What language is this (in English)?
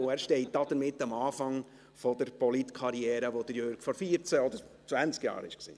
Swiss German